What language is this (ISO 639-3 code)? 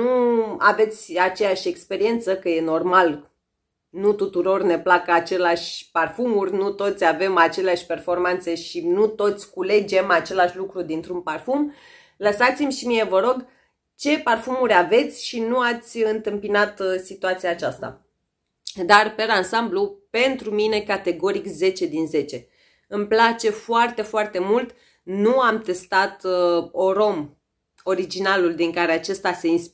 ron